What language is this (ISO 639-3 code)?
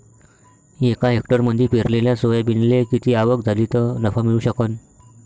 mar